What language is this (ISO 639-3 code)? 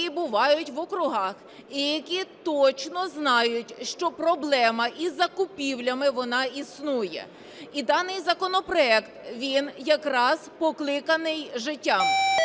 ukr